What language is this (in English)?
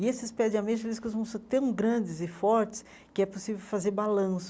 Portuguese